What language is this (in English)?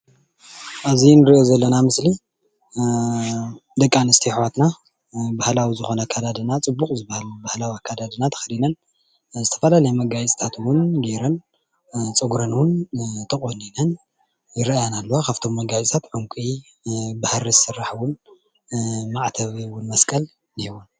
Tigrinya